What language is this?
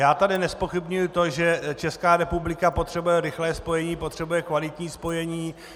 Czech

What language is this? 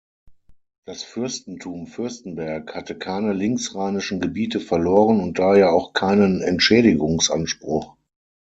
German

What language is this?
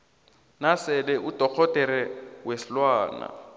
South Ndebele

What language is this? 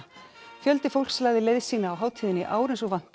Icelandic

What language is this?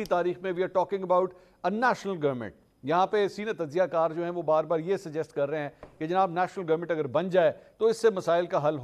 Hindi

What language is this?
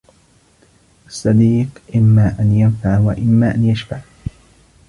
Arabic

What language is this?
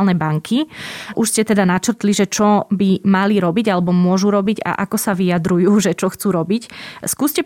Slovak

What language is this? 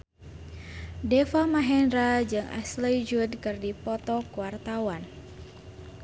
Sundanese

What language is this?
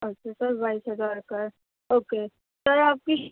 Urdu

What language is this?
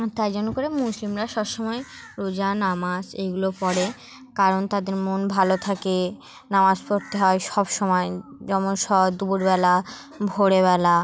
Bangla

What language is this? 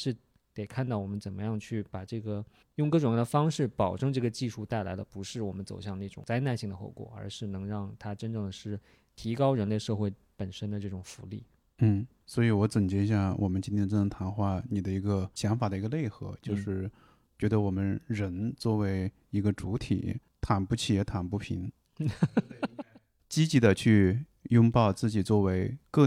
Chinese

